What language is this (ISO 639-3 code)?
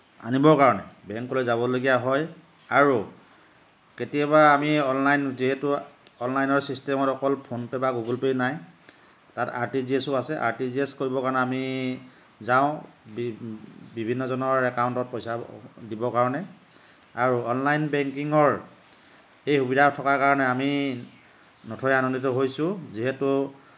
asm